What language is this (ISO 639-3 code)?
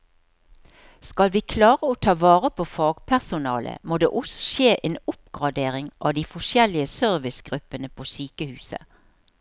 nor